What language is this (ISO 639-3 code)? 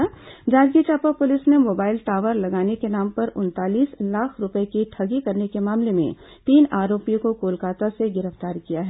hin